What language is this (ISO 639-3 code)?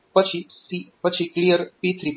guj